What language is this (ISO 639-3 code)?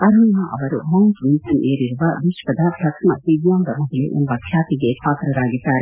kan